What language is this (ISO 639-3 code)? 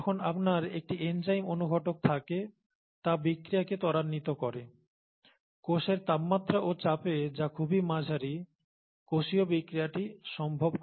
ben